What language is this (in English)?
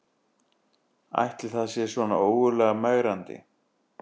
Icelandic